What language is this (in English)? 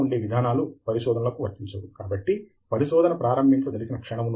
Telugu